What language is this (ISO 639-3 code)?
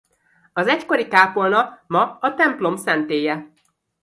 hun